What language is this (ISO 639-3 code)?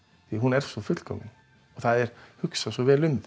isl